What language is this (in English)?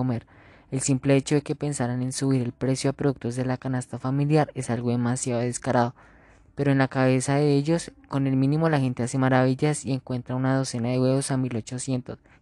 Spanish